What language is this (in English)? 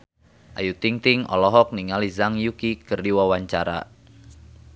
Sundanese